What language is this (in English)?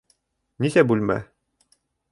Bashkir